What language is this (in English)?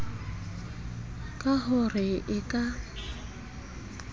Southern Sotho